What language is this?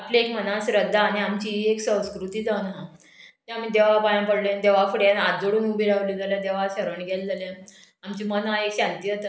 Konkani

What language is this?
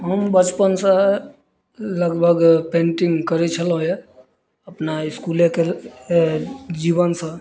Maithili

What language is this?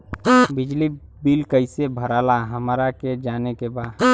Bhojpuri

